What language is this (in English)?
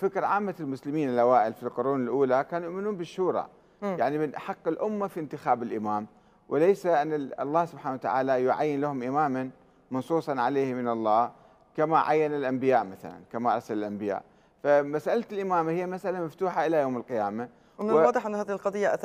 Arabic